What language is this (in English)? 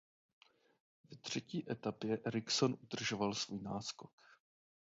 Czech